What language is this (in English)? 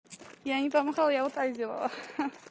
Russian